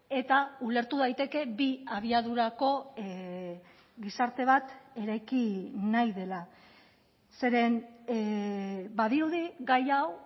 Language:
Basque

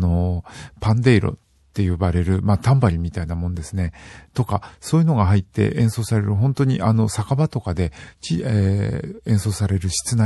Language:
Japanese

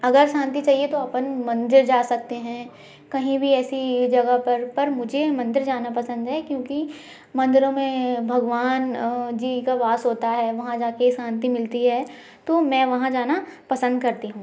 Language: Hindi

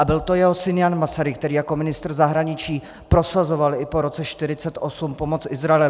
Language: Czech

